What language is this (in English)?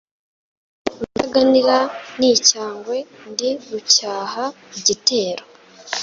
Kinyarwanda